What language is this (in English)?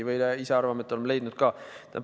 Estonian